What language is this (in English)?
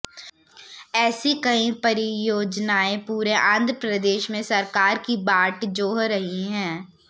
Hindi